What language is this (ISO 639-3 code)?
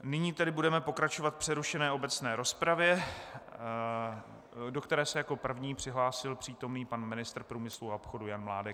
ces